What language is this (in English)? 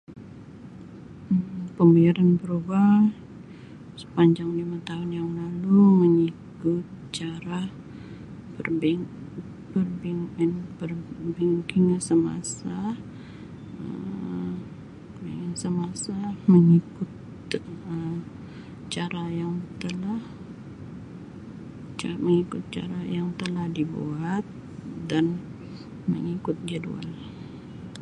Sabah Malay